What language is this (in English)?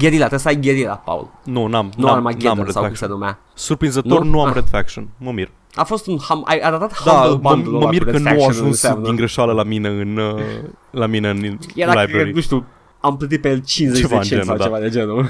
Romanian